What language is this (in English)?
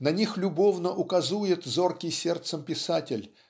Russian